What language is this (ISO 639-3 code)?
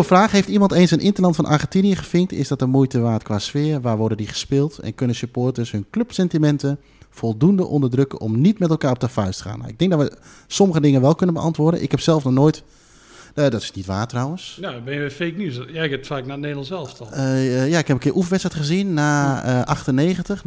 nld